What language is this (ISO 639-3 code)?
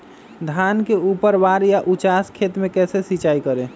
mag